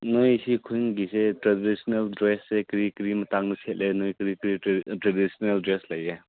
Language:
Manipuri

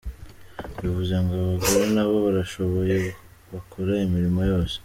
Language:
Kinyarwanda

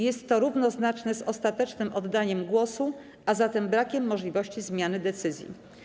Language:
Polish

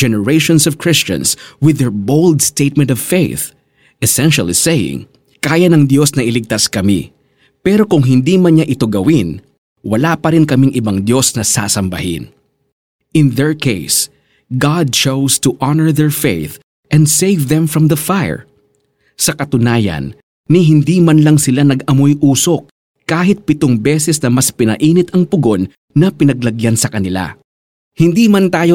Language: Filipino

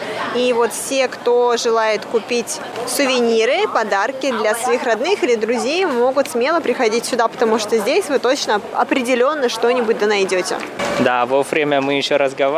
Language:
Russian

